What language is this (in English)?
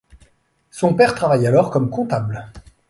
French